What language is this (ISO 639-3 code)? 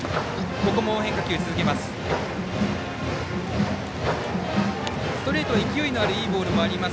jpn